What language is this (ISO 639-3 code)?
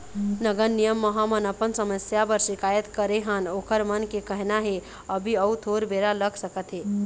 hne